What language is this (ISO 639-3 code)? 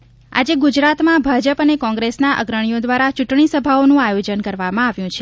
guj